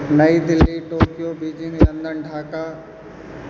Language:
Maithili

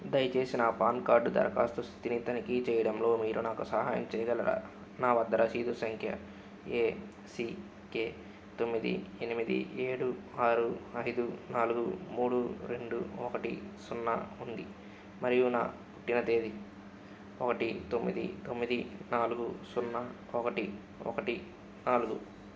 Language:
Telugu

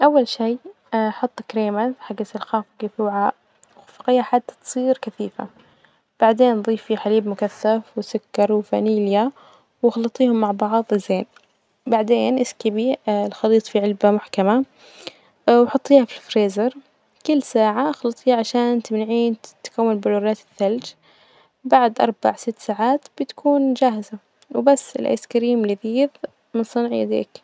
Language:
Najdi Arabic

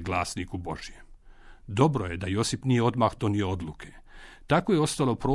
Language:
Croatian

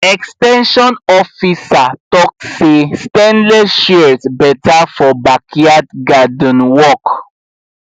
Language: Nigerian Pidgin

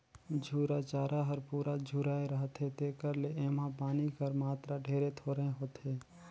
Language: Chhattisgarhi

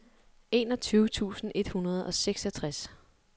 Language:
Danish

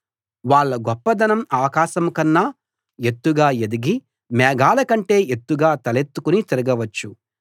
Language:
Telugu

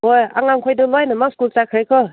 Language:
Manipuri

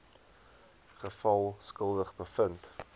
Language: Afrikaans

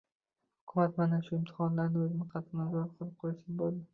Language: Uzbek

